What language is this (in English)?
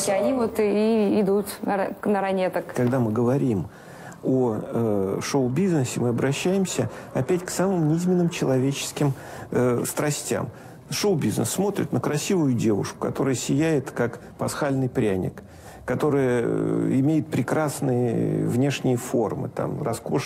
Russian